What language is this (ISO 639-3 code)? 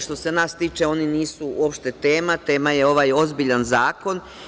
srp